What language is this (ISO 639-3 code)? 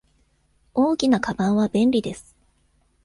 jpn